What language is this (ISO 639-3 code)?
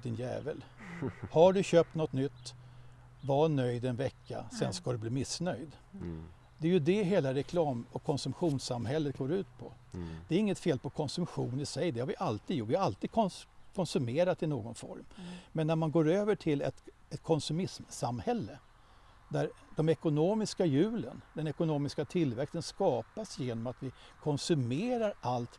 swe